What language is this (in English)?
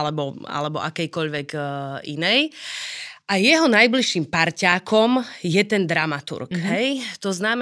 Slovak